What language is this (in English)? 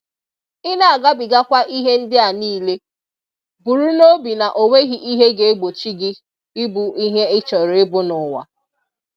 Igbo